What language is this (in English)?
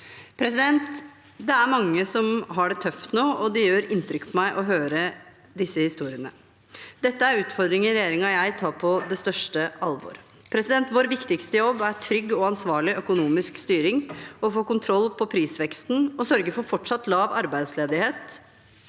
Norwegian